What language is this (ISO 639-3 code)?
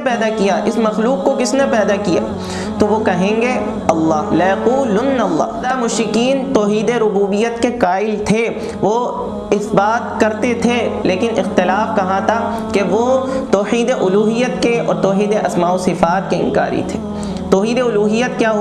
urd